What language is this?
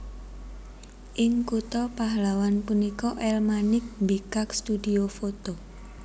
Javanese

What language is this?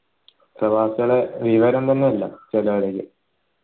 Malayalam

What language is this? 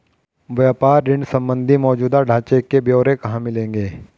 Hindi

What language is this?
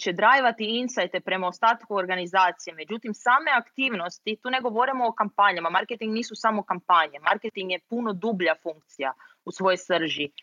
Croatian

